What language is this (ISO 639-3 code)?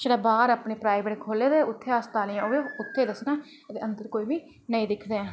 doi